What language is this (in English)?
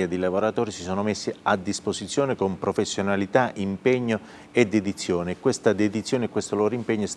Italian